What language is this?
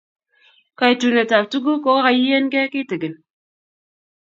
Kalenjin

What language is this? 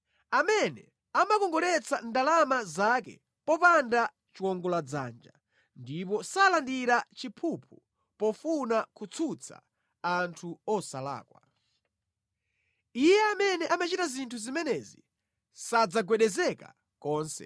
Nyanja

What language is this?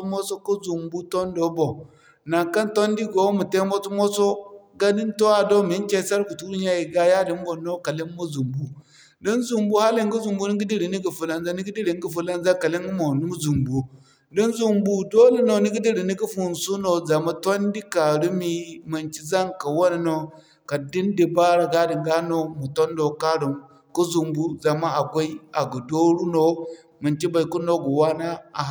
Zarma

